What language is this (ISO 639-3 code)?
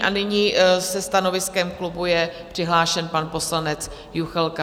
ces